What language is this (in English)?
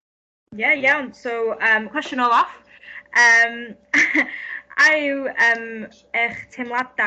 Welsh